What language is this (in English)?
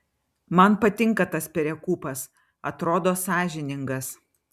Lithuanian